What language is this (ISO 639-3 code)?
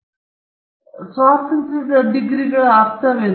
kan